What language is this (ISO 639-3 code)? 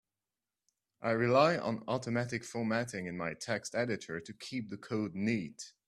eng